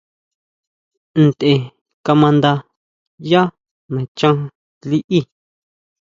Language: Huautla Mazatec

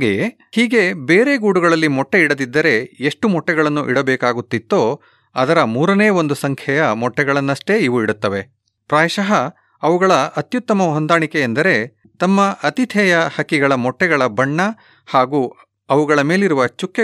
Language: Kannada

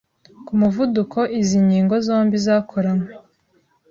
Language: Kinyarwanda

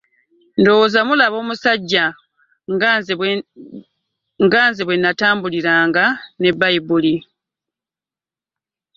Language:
Ganda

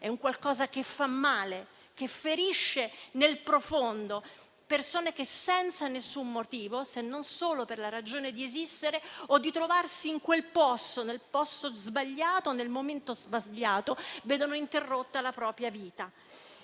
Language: Italian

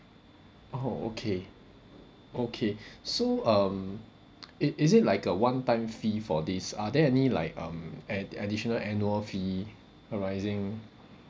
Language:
English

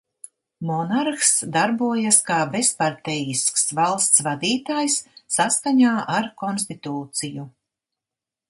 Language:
Latvian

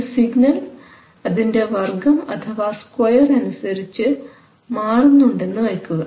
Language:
Malayalam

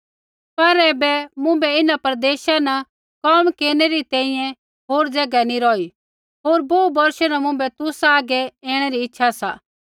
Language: Kullu Pahari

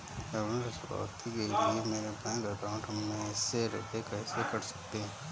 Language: Hindi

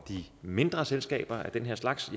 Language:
Danish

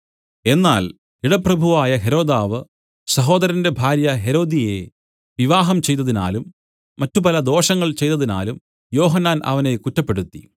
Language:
Malayalam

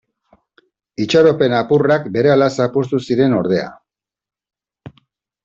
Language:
Basque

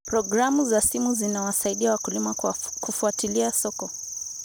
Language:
Kalenjin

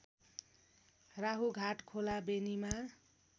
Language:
Nepali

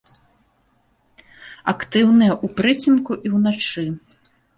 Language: Belarusian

